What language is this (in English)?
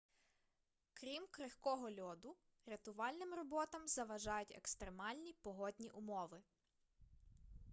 Ukrainian